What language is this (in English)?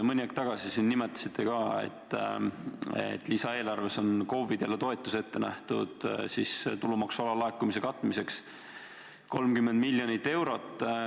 Estonian